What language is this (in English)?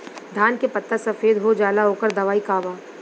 Bhojpuri